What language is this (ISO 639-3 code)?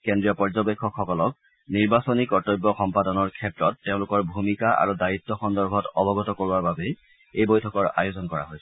asm